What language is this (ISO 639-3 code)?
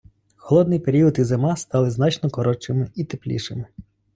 ukr